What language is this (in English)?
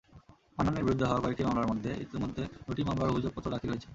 Bangla